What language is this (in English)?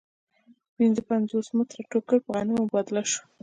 Pashto